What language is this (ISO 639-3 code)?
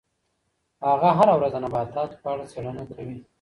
pus